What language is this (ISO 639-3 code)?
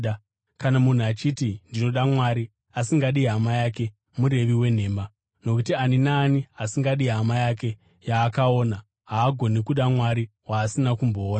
sna